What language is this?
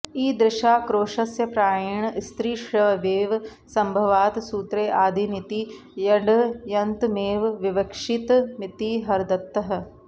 Sanskrit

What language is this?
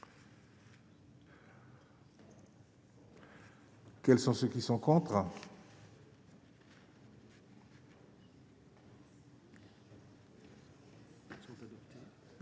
French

